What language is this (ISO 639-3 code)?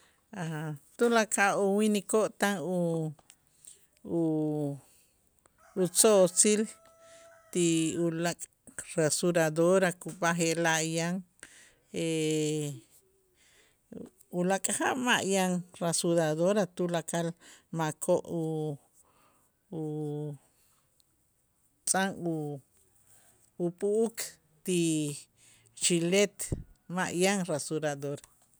itz